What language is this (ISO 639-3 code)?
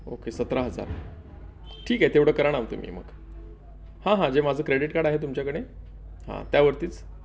mar